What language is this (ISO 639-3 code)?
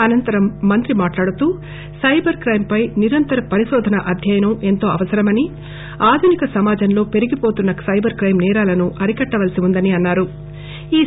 tel